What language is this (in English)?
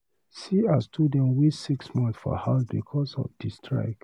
Nigerian Pidgin